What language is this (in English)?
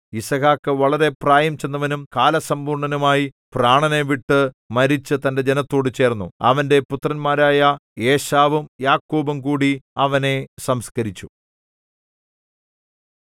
Malayalam